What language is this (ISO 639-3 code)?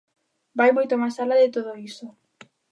glg